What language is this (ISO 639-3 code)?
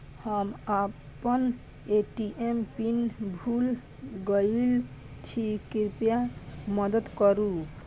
mai